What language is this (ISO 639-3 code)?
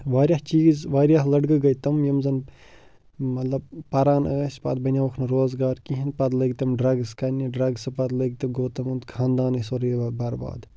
kas